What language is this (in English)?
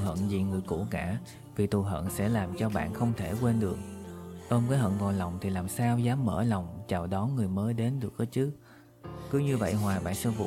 Vietnamese